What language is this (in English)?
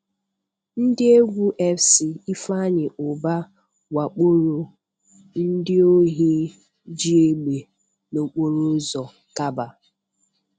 Igbo